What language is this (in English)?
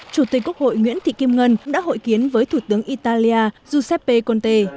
Vietnamese